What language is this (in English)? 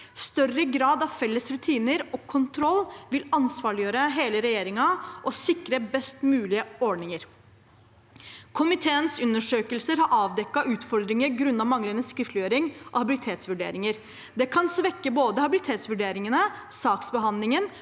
Norwegian